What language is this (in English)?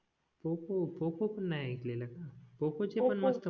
Marathi